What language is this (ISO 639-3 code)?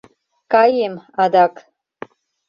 chm